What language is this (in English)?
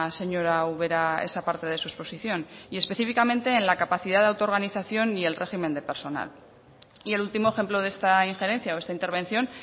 Spanish